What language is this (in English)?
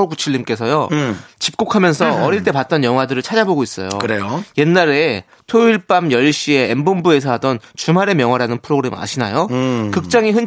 Korean